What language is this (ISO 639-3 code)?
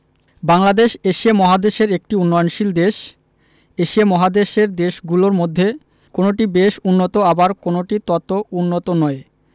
ben